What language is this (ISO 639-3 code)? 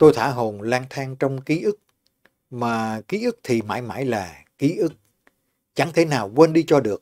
vie